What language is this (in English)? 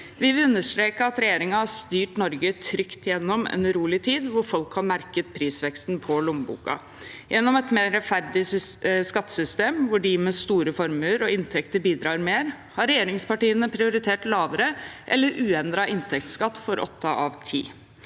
Norwegian